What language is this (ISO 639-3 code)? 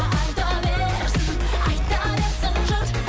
kaz